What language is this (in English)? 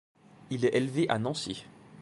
French